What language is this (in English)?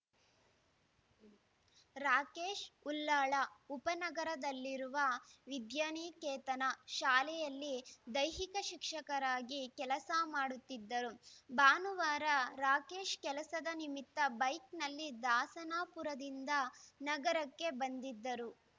Kannada